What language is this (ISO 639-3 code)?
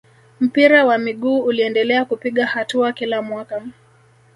swa